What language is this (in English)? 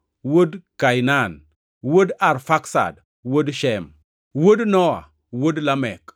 Luo (Kenya and Tanzania)